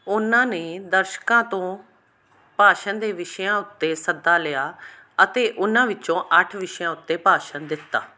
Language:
Punjabi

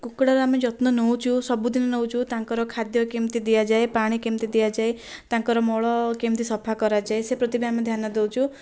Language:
Odia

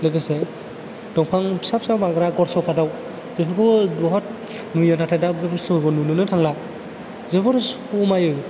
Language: Bodo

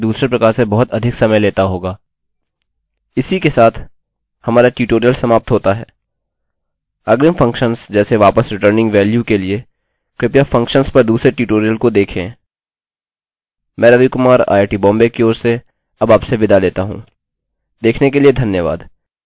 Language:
Hindi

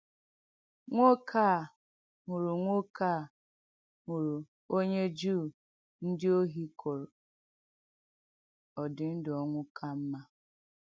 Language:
Igbo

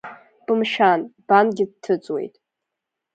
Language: Abkhazian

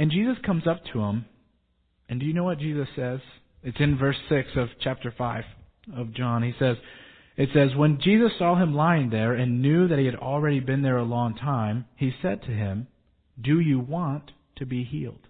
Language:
English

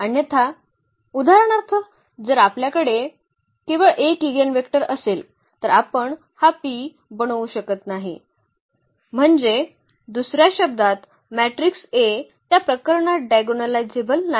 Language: Marathi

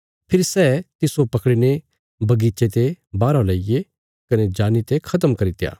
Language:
Bilaspuri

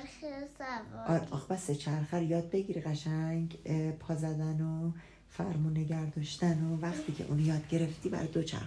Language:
Persian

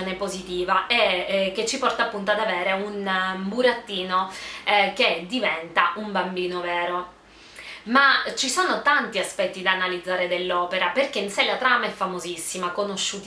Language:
Italian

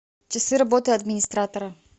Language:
Russian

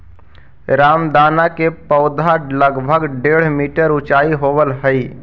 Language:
Magahi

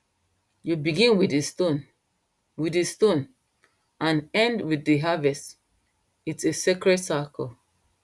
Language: Nigerian Pidgin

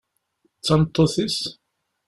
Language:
Kabyle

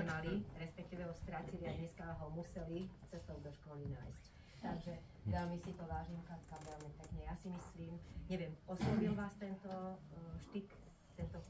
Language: Slovak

